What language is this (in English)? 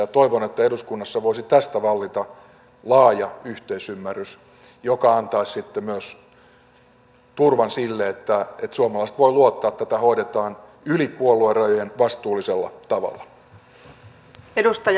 Finnish